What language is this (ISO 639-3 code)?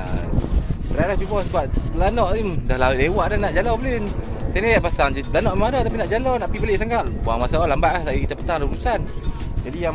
msa